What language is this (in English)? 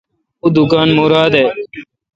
Kalkoti